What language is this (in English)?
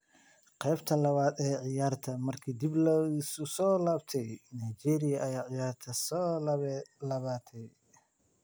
Somali